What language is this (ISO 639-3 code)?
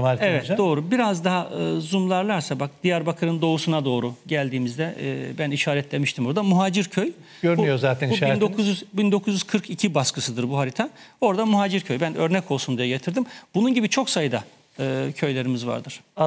tur